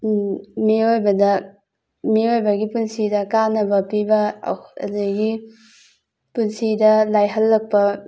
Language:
Manipuri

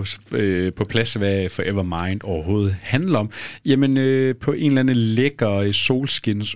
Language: Danish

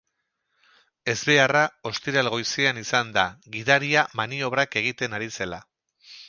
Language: Basque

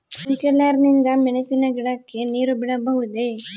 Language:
Kannada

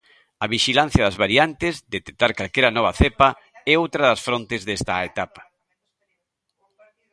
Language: Galician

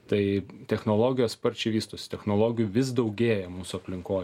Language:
Lithuanian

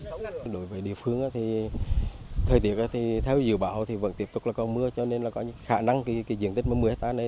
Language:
Vietnamese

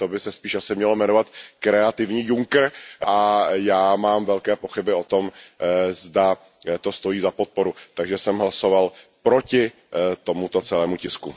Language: Czech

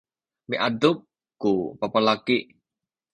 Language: Sakizaya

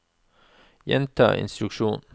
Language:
Norwegian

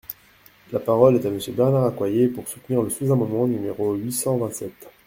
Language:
French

